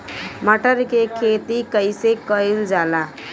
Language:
Bhojpuri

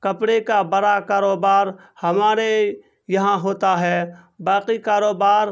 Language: Urdu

